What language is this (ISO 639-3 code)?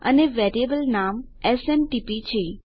guj